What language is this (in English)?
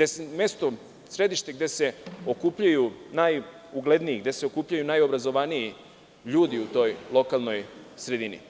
Serbian